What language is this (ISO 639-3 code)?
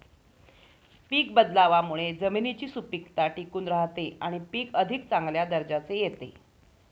mar